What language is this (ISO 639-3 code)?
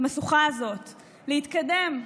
heb